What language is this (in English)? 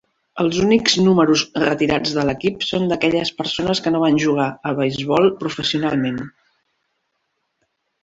Catalan